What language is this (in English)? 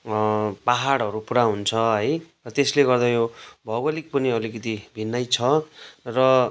Nepali